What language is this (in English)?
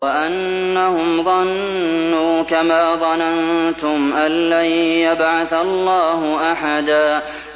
Arabic